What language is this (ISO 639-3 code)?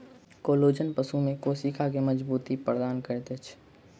mai